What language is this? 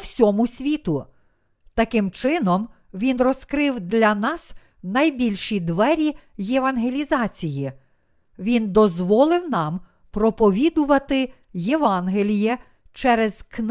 Ukrainian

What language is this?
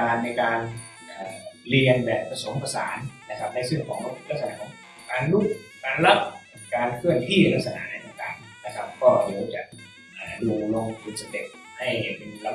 Thai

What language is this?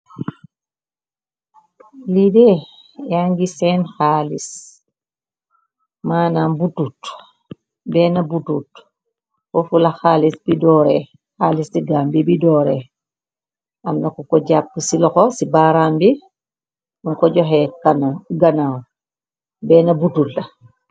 Wolof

